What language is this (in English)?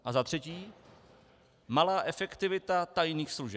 Czech